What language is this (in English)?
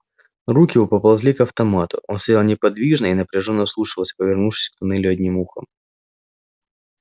Russian